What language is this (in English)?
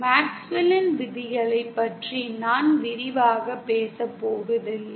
Tamil